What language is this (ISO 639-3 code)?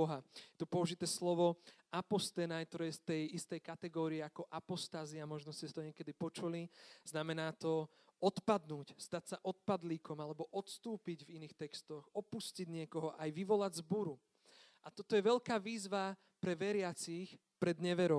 slk